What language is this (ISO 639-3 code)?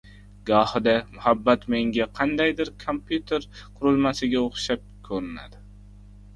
uzb